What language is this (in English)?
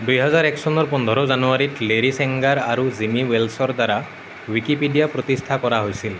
Assamese